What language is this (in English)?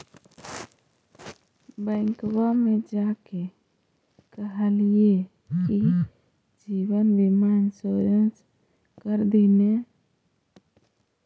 Magahi